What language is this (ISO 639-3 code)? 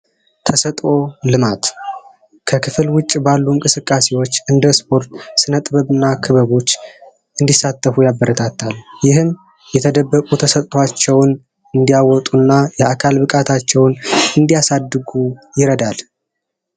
amh